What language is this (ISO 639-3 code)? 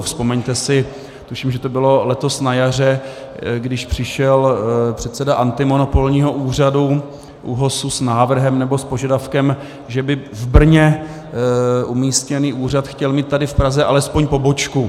ces